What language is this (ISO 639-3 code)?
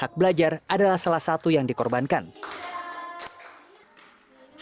ind